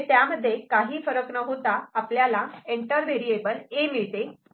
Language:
Marathi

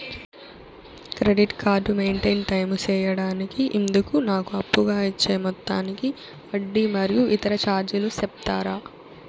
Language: Telugu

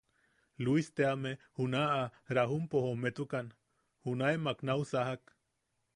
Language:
Yaqui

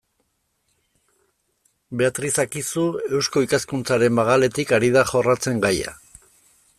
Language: Basque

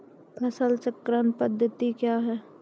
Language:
Maithili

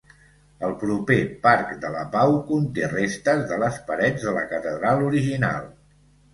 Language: Catalan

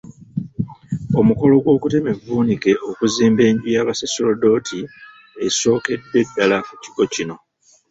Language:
Ganda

